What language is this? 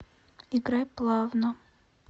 Russian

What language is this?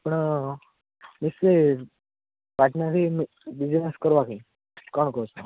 Odia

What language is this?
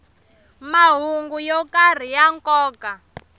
Tsonga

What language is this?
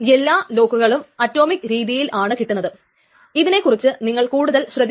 Malayalam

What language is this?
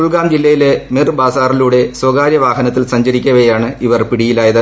Malayalam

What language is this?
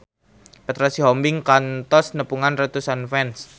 Sundanese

